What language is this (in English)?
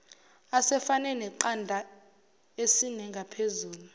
Zulu